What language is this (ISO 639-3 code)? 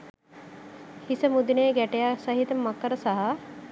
sin